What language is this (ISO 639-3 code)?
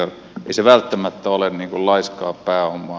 fin